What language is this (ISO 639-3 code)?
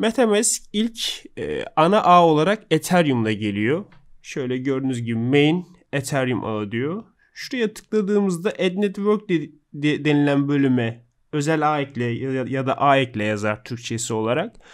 tur